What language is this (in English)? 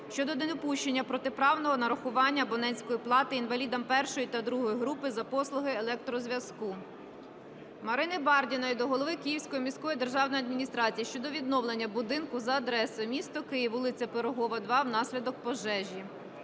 Ukrainian